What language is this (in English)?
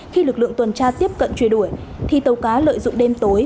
Vietnamese